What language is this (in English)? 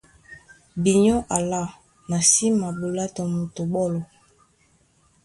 Duala